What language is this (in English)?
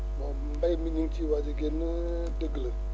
Wolof